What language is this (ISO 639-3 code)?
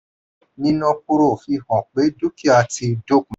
yor